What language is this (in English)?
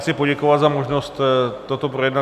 Czech